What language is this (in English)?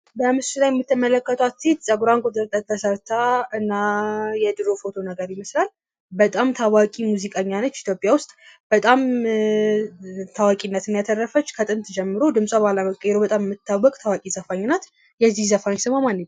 Amharic